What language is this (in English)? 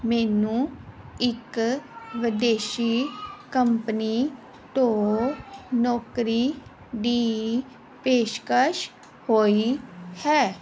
Punjabi